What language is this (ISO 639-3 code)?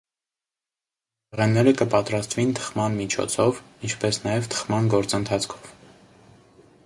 hye